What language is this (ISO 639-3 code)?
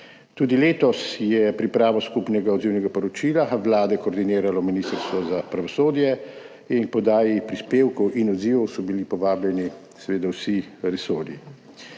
slv